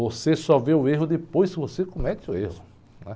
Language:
Portuguese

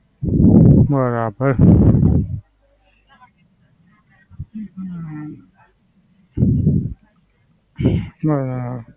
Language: Gujarati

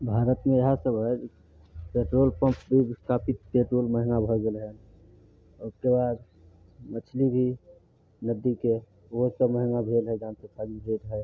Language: Maithili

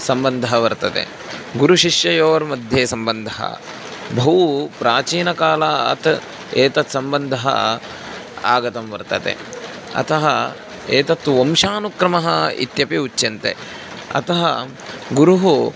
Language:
Sanskrit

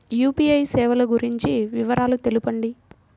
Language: Telugu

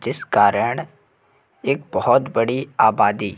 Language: Hindi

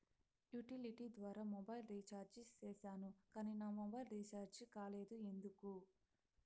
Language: Telugu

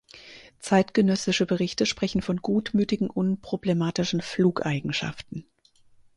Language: German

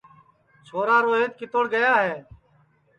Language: Sansi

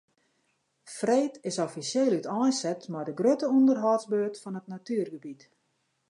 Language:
Western Frisian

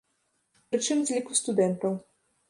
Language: Belarusian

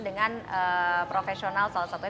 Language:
Indonesian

